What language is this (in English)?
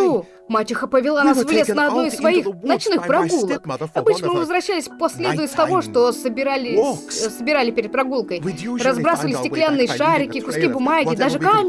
Russian